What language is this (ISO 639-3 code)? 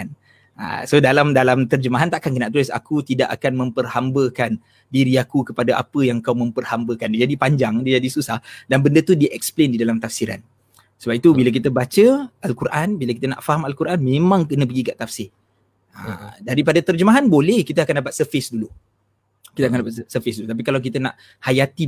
msa